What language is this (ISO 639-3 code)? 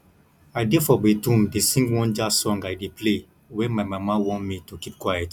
pcm